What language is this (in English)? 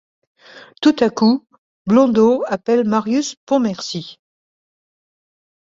French